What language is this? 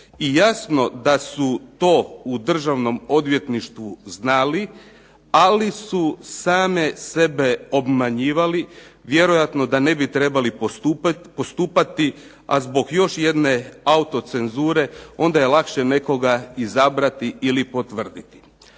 Croatian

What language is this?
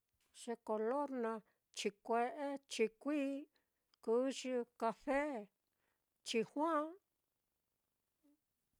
Mitlatongo Mixtec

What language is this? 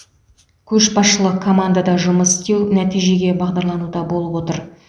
Kazakh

